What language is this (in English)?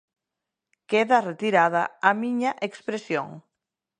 Galician